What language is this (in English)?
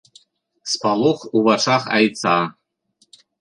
Belarusian